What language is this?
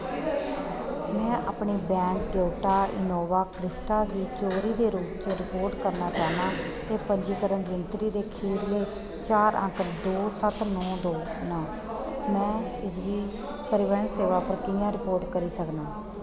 Dogri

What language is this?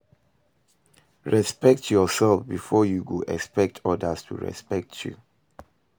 Nigerian Pidgin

